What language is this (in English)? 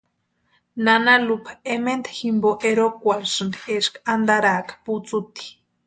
Western Highland Purepecha